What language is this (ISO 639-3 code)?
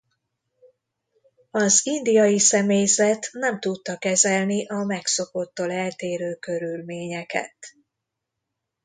hun